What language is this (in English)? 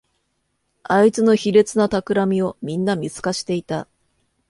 Japanese